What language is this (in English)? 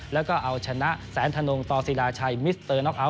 Thai